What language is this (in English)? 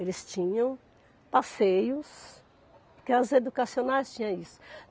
Portuguese